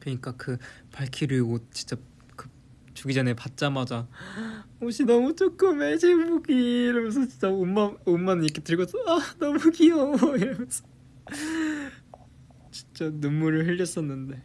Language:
Korean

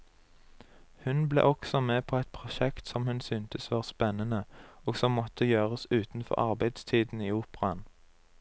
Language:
Norwegian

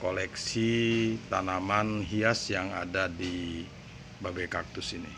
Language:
Indonesian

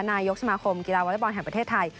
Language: Thai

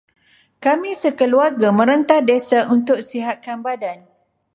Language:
Malay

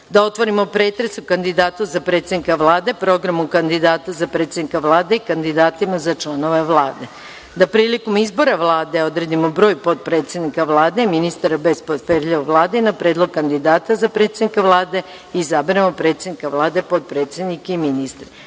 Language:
Serbian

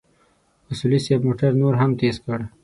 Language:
Pashto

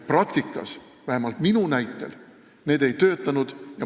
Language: Estonian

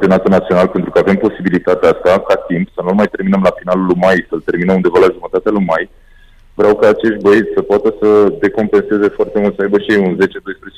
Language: Romanian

